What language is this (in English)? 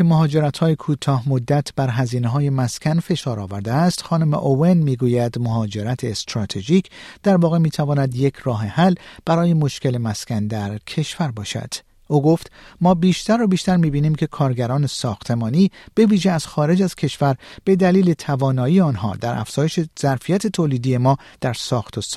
Persian